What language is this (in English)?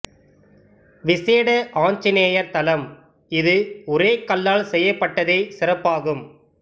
Tamil